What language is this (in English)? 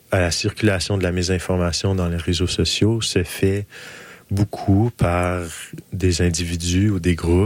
French